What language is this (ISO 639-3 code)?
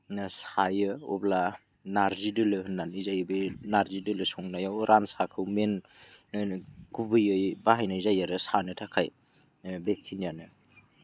brx